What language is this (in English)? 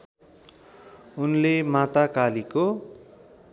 Nepali